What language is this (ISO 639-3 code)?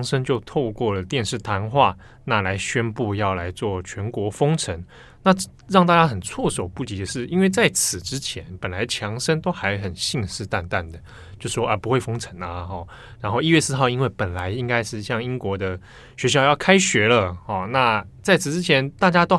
zho